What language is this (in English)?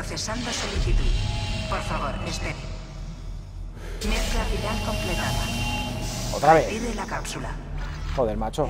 Spanish